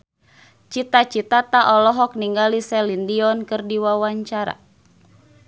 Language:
Sundanese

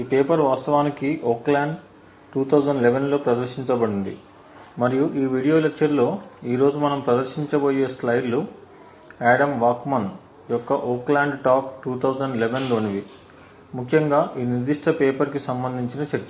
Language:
Telugu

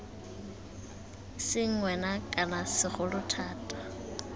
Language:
Tswana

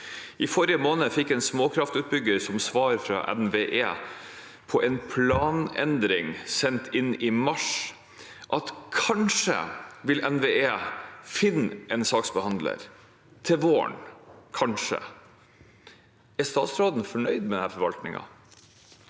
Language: Norwegian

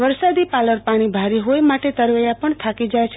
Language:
Gujarati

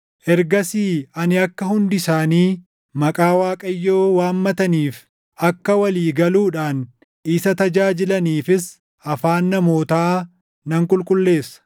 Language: Oromo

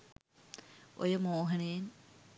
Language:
Sinhala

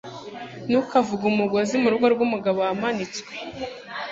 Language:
Kinyarwanda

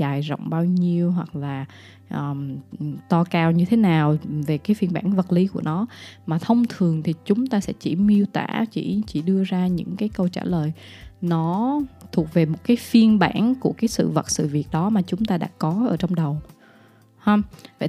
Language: Vietnamese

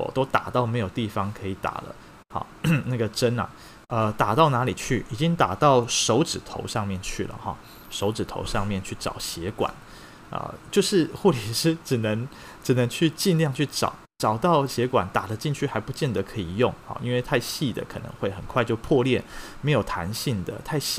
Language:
Chinese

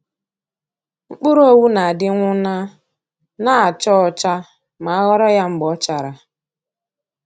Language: Igbo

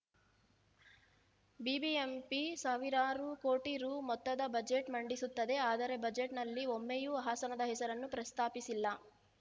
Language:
Kannada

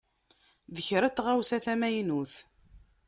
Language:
Kabyle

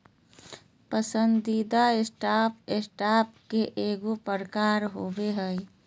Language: Magahi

